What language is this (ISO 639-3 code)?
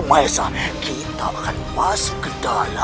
ind